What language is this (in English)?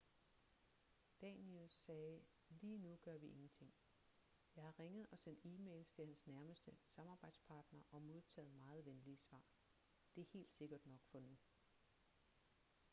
Danish